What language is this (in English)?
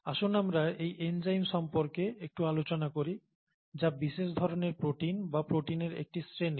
Bangla